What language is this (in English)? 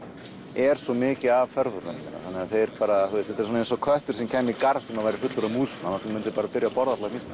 Icelandic